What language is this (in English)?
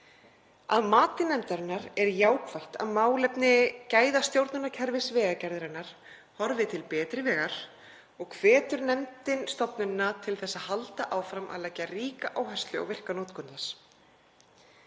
Icelandic